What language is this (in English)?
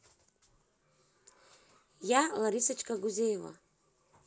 Russian